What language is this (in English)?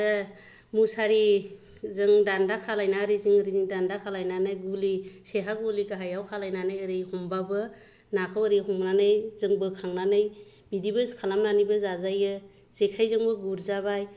Bodo